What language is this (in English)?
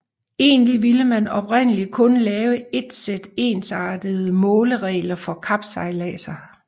Danish